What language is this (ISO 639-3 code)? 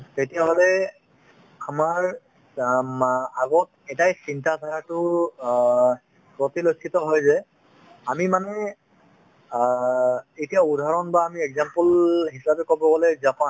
asm